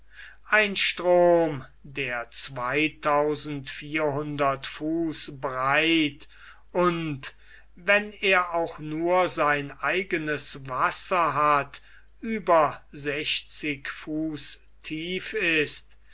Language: German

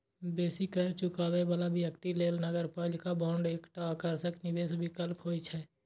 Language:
Maithili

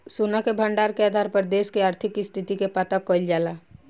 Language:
Bhojpuri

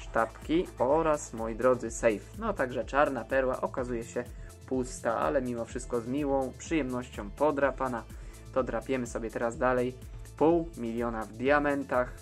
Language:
Polish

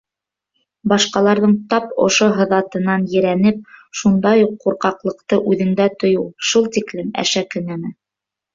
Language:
Bashkir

